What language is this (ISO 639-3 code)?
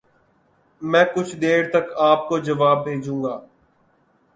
urd